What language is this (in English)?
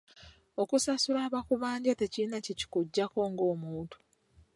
Ganda